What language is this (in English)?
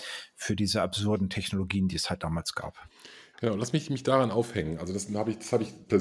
German